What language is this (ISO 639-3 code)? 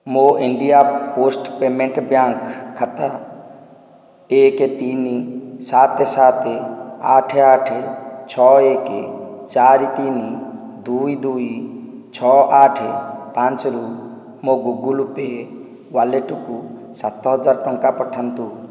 ori